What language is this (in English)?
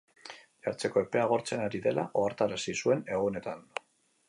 Basque